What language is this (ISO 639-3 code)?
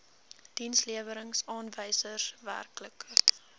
afr